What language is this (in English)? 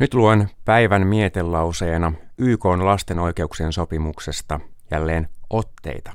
Finnish